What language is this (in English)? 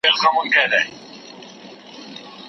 Pashto